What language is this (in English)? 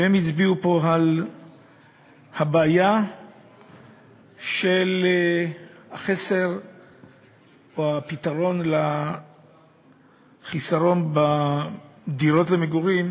Hebrew